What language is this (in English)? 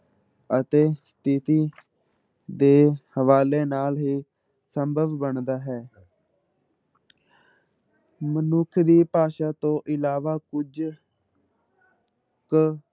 Punjabi